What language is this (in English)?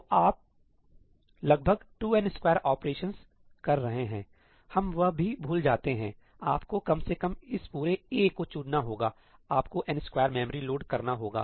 Hindi